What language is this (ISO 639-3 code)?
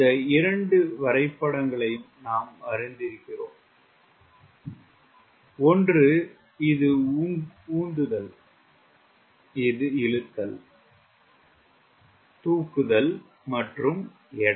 tam